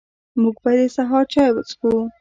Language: Pashto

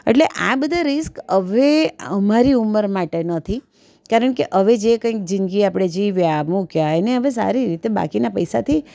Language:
Gujarati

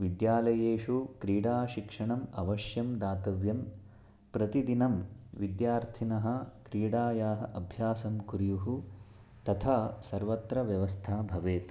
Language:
Sanskrit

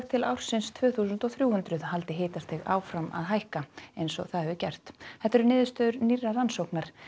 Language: Icelandic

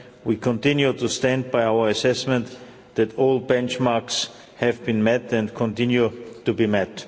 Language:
English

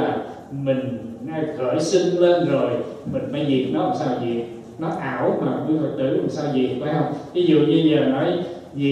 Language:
Vietnamese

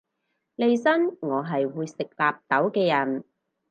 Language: Cantonese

